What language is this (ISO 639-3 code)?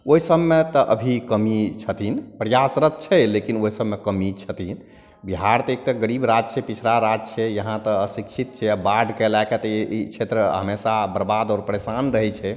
mai